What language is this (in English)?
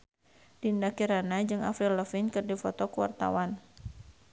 Sundanese